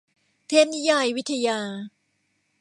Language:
Thai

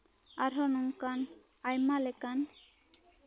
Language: Santali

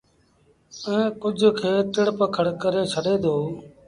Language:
Sindhi Bhil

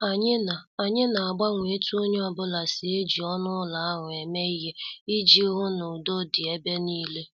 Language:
Igbo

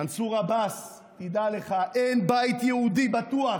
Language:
Hebrew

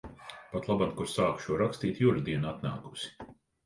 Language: Latvian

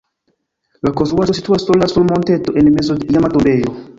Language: Esperanto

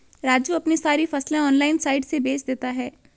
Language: Hindi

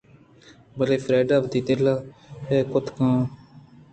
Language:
Eastern Balochi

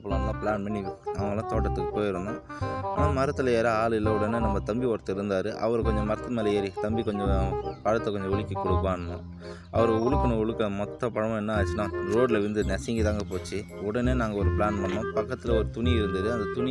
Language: Tamil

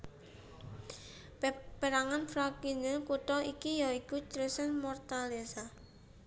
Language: Javanese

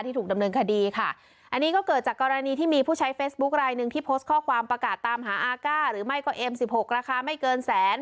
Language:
Thai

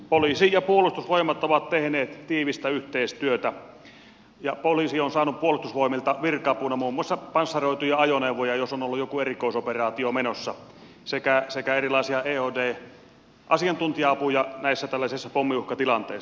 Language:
Finnish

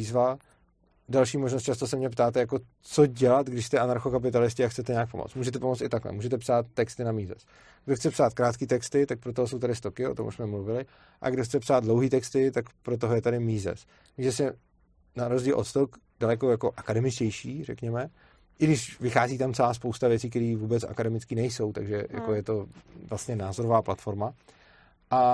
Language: Czech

